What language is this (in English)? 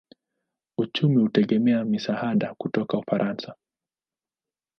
Swahili